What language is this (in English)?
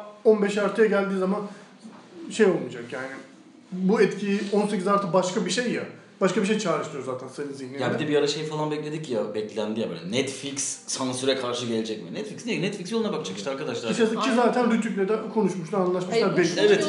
Turkish